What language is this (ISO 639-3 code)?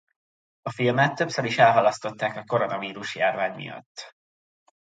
hun